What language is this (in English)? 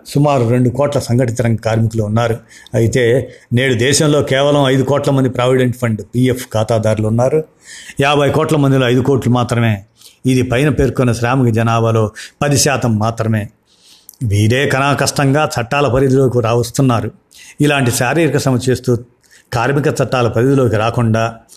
Telugu